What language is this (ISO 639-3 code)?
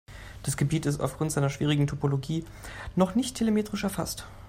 deu